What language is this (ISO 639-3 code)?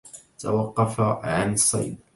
ara